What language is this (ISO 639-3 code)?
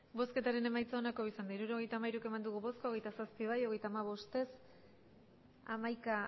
eus